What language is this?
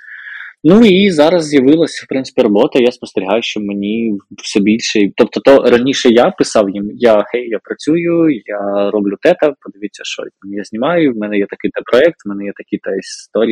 Ukrainian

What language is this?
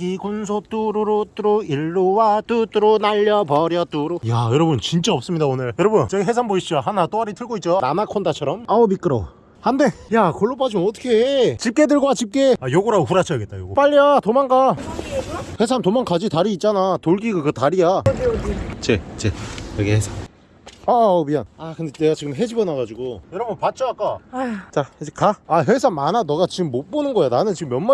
Korean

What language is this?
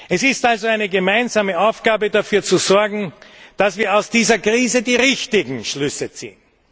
German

